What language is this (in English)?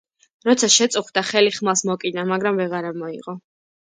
Georgian